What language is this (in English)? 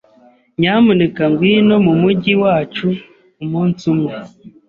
Kinyarwanda